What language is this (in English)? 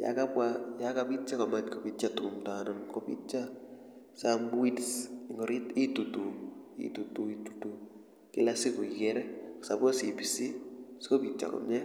Kalenjin